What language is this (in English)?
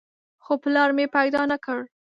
Pashto